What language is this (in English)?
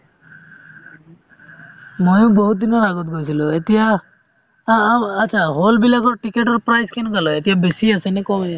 Assamese